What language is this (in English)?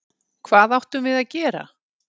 Icelandic